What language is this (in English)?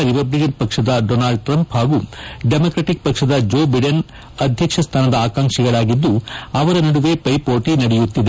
Kannada